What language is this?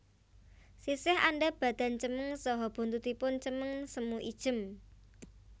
Javanese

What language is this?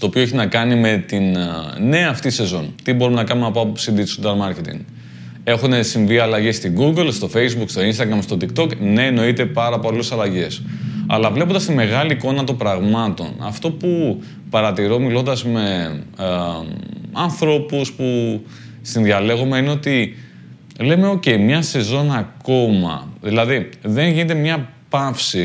Greek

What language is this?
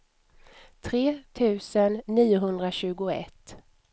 Swedish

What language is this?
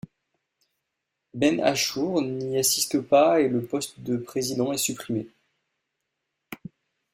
French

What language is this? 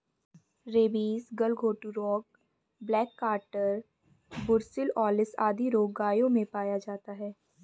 Hindi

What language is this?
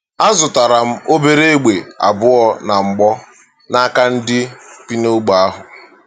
Igbo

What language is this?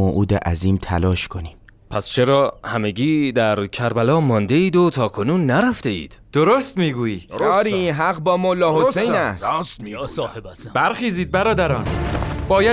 Persian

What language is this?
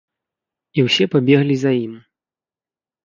Belarusian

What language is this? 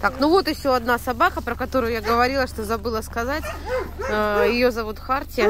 Russian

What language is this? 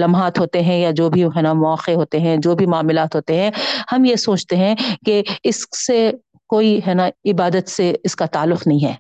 Urdu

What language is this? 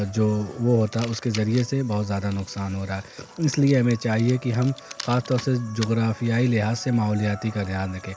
Urdu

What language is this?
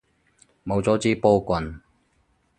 Cantonese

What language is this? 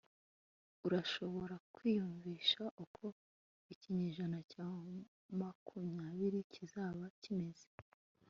Kinyarwanda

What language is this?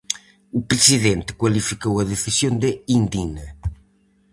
Galician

